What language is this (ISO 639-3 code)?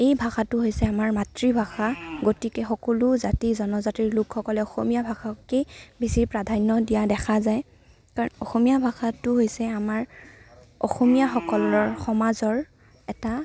asm